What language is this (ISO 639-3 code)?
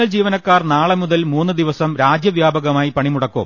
mal